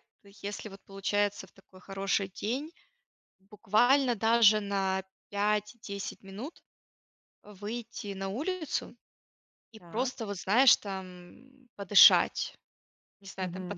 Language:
Russian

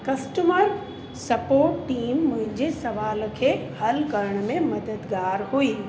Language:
Sindhi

